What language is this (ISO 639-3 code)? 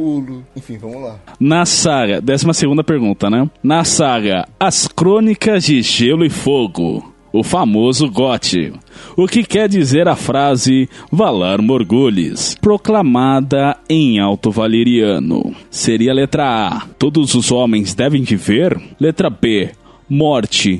por